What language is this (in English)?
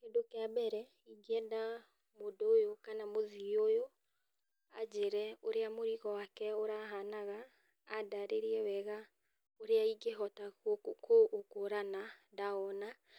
Kikuyu